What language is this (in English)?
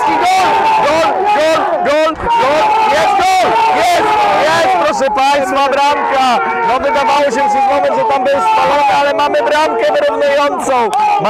Polish